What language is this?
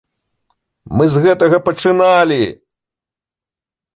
Belarusian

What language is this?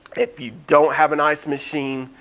English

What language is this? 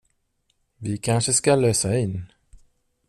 Swedish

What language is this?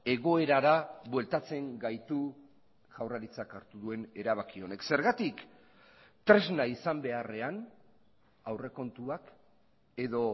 Basque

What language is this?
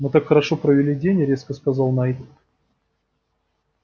Russian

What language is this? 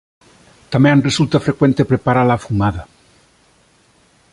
Galician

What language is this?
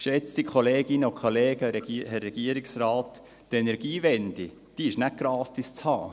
Swiss German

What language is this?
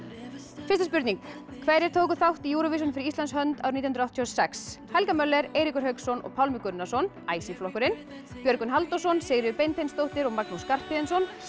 Icelandic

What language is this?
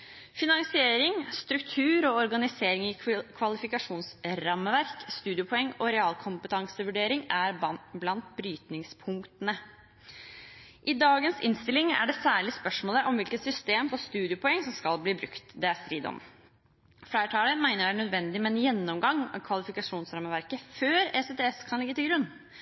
Norwegian Bokmål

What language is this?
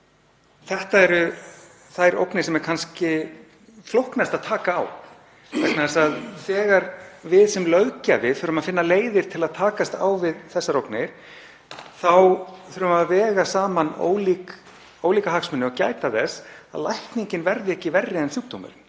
Icelandic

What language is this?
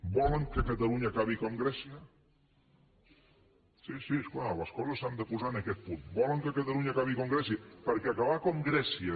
Catalan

